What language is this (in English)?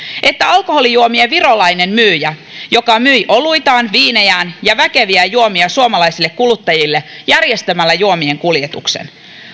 Finnish